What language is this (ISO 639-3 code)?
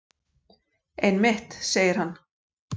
isl